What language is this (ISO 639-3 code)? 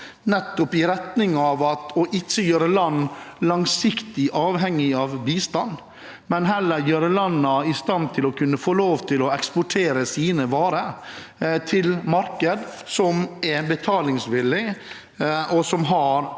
nor